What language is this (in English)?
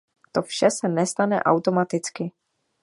Czech